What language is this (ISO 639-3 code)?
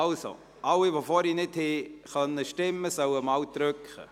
gsw